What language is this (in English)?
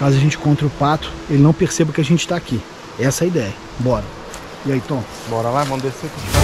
Portuguese